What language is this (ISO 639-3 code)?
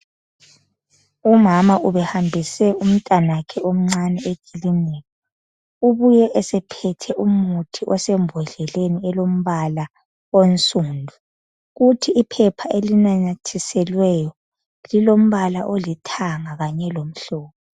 nde